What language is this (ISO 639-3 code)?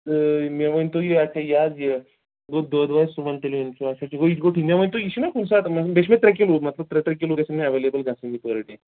kas